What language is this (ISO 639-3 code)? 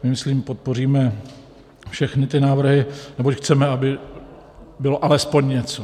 ces